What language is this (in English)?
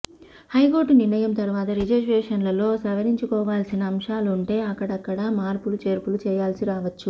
Telugu